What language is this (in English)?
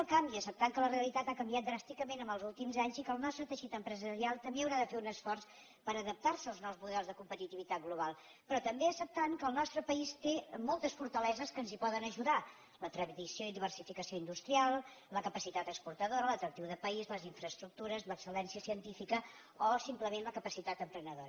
Catalan